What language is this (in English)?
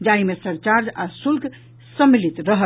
Maithili